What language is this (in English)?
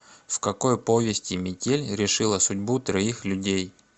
Russian